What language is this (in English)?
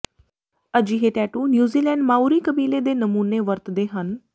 Punjabi